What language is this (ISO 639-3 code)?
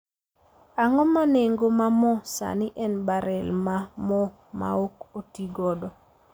luo